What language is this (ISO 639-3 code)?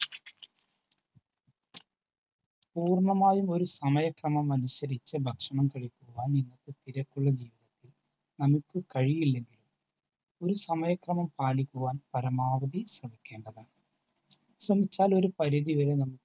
mal